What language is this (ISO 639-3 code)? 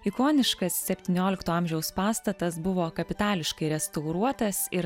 lit